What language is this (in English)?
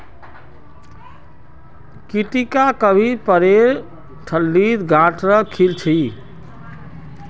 Magahi